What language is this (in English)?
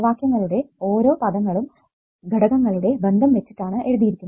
Malayalam